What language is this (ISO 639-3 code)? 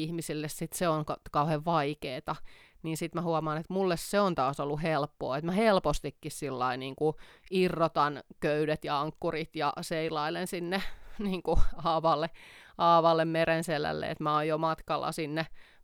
fin